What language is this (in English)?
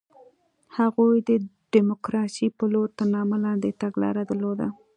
Pashto